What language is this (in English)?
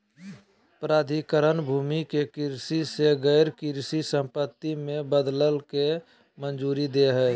Magahi